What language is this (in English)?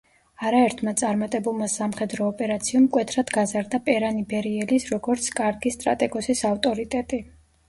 Georgian